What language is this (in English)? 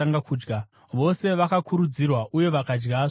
Shona